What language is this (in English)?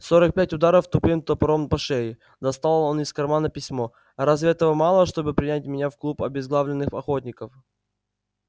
Russian